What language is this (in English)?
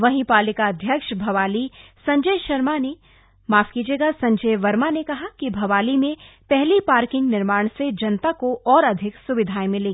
Hindi